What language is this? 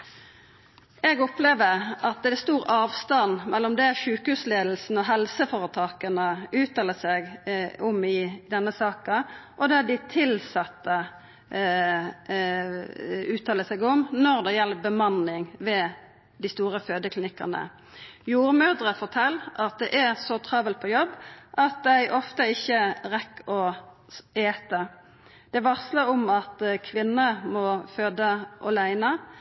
Norwegian Nynorsk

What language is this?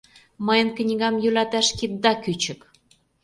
Mari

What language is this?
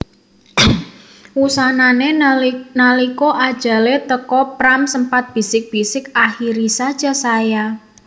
Javanese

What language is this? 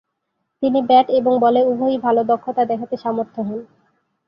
Bangla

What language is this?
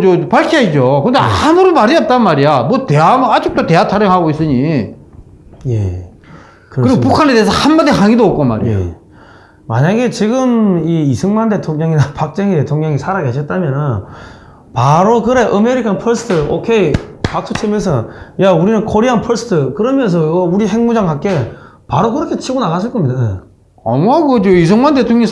Korean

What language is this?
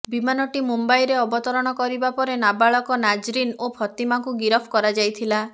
Odia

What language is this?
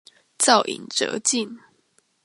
Chinese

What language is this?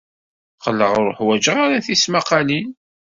Kabyle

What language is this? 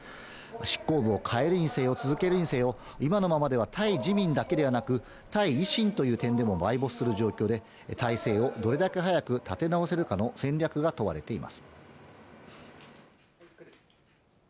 Japanese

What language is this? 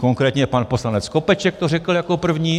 Czech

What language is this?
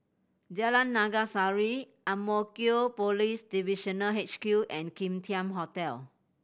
English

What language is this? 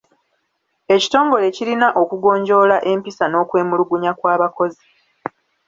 Ganda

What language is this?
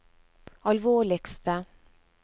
Norwegian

